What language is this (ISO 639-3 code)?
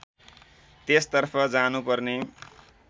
nep